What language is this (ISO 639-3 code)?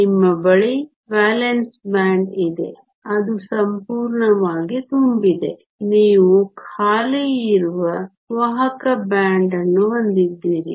kan